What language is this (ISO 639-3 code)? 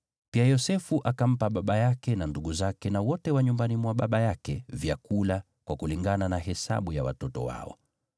swa